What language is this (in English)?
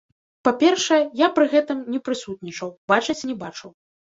Belarusian